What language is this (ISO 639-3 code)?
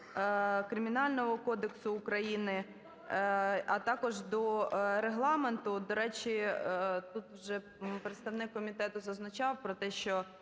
ukr